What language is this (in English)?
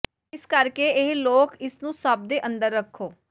Punjabi